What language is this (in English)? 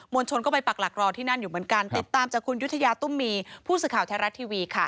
Thai